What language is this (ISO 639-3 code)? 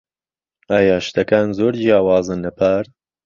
ckb